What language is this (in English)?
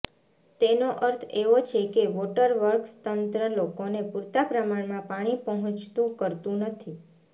Gujarati